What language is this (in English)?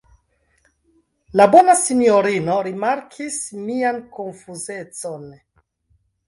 Esperanto